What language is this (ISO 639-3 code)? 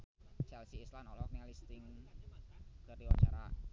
sun